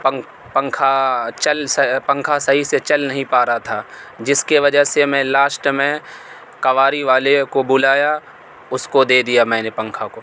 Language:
Urdu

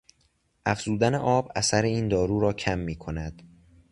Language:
Persian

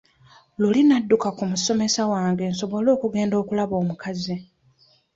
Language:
Ganda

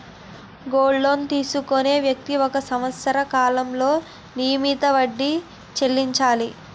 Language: Telugu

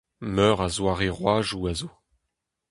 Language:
Breton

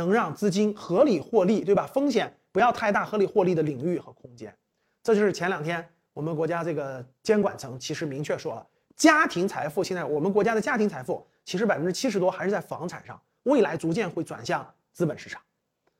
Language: Chinese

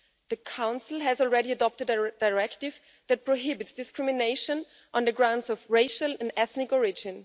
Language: English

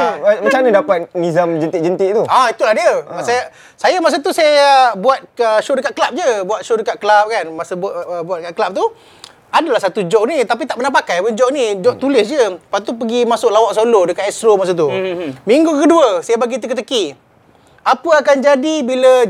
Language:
Malay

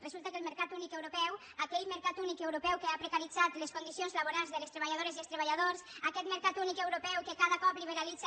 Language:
Catalan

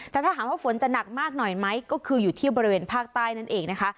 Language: Thai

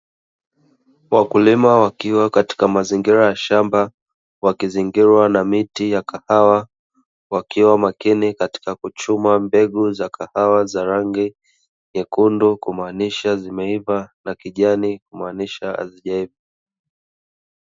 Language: Swahili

